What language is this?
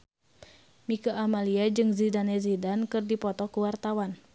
Sundanese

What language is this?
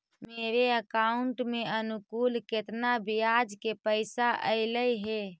Magahi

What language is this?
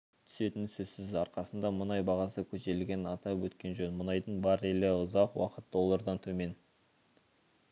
Kazakh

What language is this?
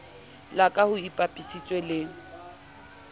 Southern Sotho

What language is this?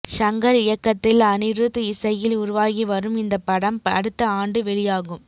Tamil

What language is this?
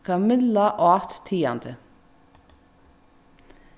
Faroese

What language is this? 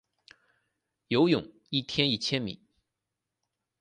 Chinese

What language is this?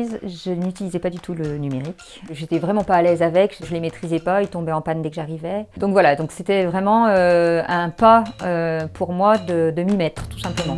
French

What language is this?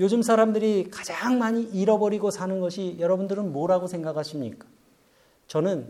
Korean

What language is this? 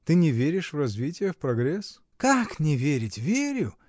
Russian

